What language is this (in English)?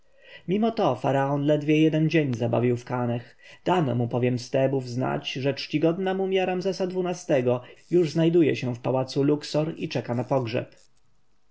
Polish